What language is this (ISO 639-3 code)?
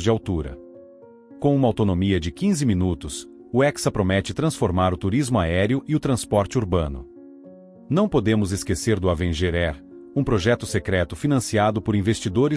por